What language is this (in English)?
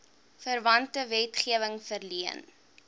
Afrikaans